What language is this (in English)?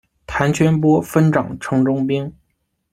Chinese